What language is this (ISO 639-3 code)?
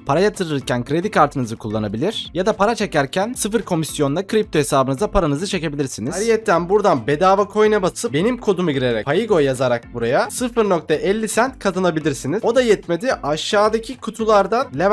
tur